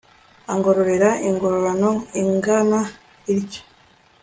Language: Kinyarwanda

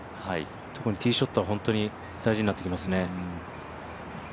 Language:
Japanese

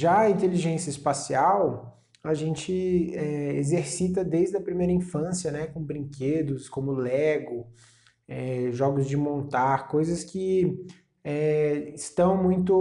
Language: Portuguese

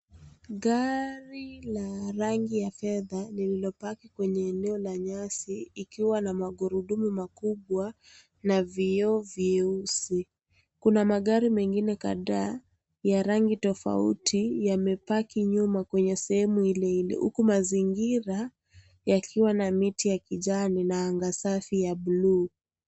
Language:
Swahili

